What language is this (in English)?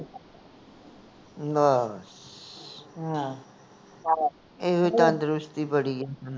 Punjabi